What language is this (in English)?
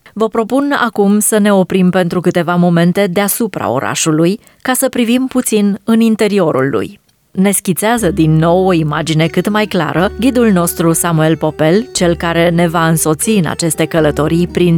Romanian